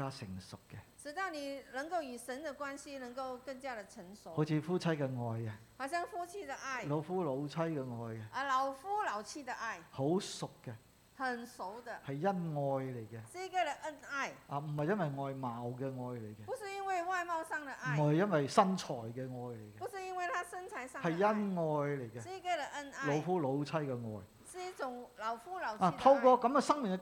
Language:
Chinese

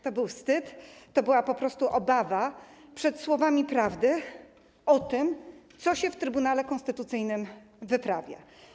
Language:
Polish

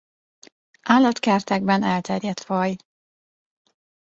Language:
Hungarian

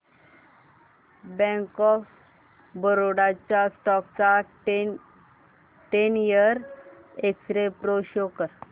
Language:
Marathi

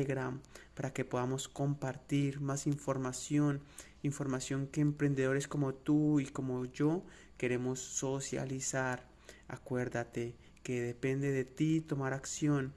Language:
Spanish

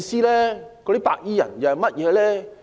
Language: Cantonese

